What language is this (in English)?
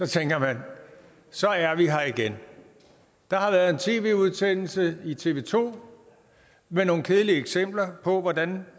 Danish